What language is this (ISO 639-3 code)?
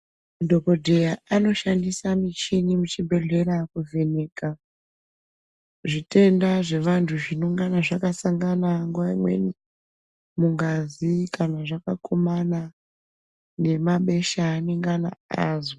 ndc